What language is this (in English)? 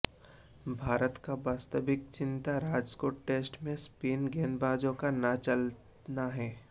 Hindi